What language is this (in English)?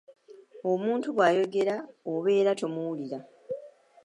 Ganda